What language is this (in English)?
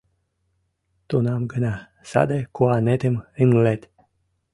Mari